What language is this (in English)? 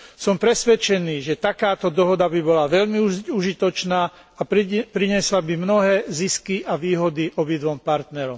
Slovak